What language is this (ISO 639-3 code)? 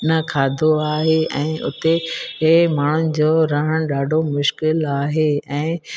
snd